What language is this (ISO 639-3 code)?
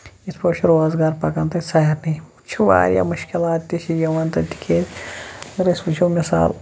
kas